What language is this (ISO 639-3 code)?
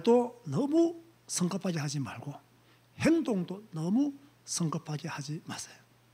kor